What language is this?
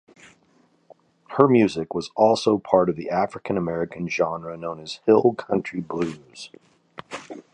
English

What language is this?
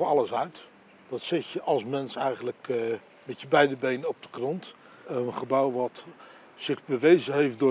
Dutch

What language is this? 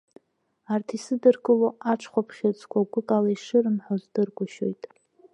Abkhazian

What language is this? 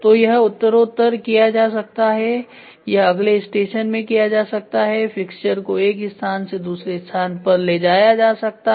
Hindi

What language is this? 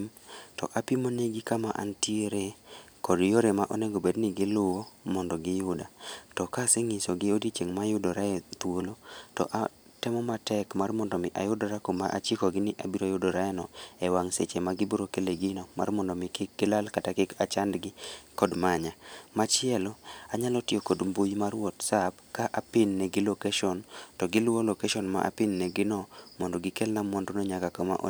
Luo (Kenya and Tanzania)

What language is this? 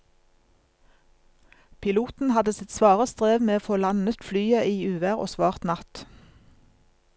Norwegian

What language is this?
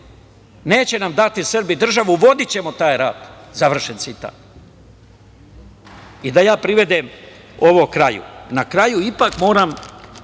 Serbian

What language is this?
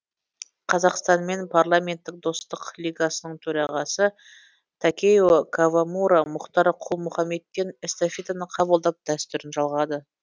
Kazakh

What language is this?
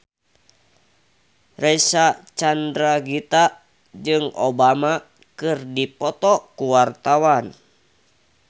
Sundanese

